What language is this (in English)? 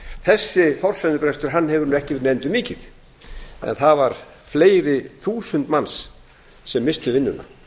Icelandic